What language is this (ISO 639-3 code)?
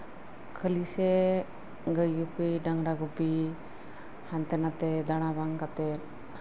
sat